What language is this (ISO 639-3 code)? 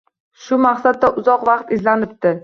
uzb